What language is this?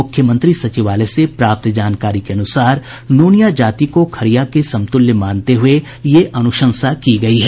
Hindi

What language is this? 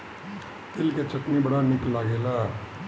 Bhojpuri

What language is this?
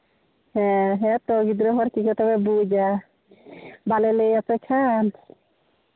Santali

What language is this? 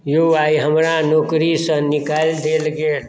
Maithili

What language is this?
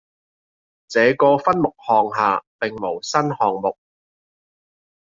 Cantonese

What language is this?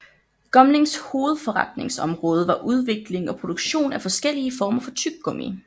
Danish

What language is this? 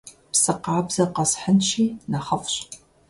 Kabardian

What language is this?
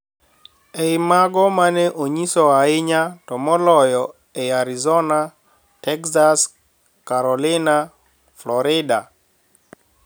Luo (Kenya and Tanzania)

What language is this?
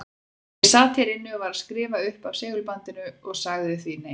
Icelandic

